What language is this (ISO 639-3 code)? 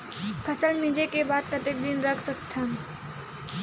hne